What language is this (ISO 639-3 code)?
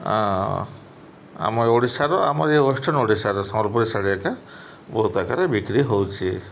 ori